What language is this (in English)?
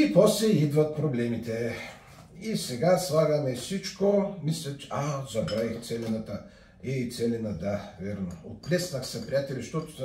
Bulgarian